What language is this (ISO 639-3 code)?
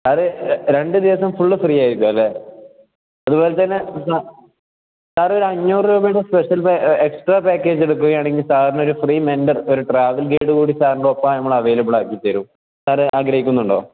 mal